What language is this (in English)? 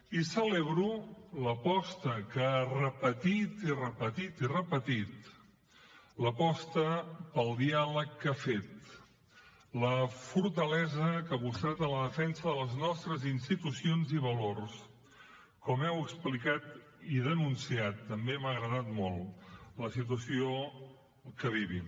Catalan